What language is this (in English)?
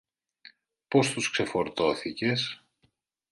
Greek